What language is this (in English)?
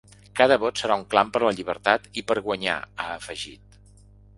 Catalan